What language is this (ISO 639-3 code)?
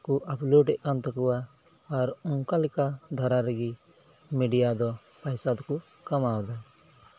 sat